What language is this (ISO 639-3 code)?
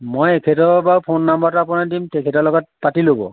asm